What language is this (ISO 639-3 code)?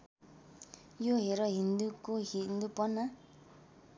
nep